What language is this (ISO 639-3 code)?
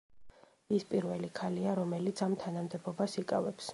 kat